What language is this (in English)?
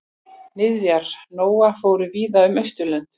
Icelandic